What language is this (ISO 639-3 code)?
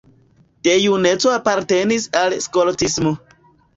epo